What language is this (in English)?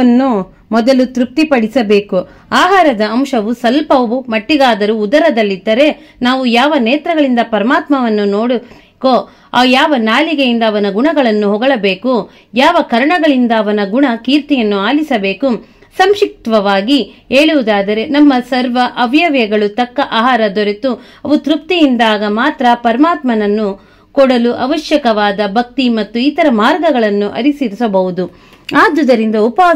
Kannada